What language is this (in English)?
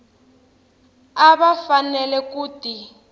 Tsonga